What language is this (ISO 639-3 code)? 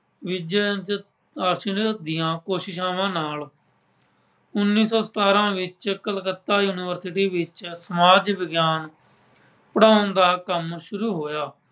pan